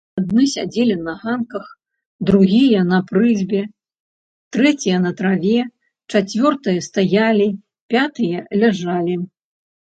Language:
Belarusian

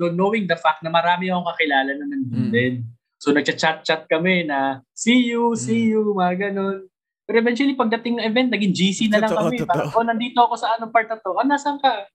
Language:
Filipino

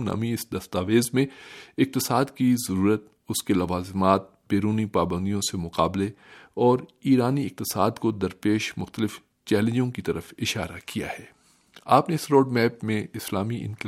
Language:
Urdu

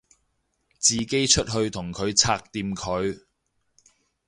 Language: Cantonese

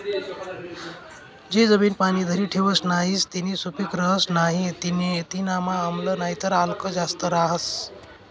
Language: Marathi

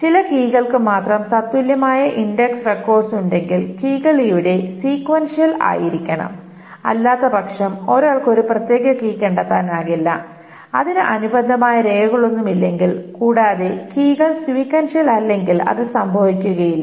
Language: Malayalam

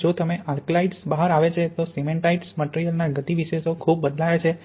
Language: Gujarati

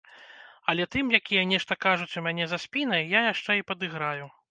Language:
Belarusian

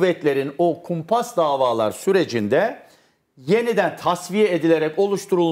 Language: Turkish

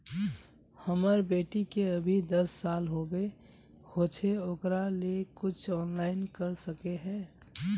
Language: Magahi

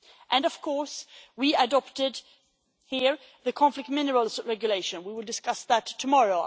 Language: English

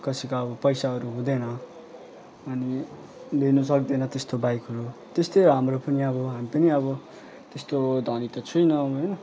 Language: Nepali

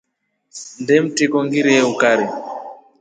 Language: Rombo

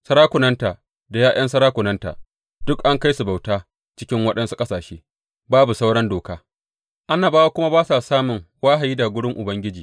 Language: Hausa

